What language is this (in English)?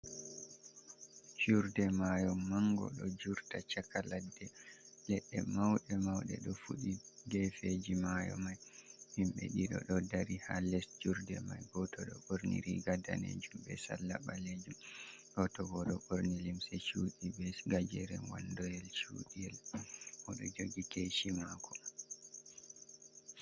Fula